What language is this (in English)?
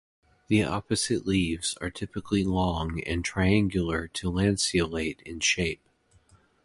English